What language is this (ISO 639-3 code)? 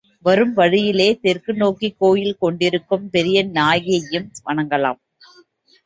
tam